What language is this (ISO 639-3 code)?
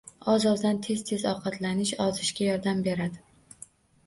uzb